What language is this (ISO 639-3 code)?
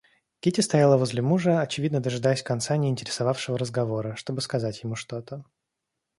rus